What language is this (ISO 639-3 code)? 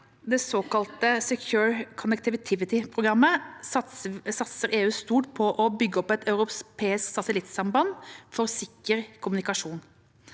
nor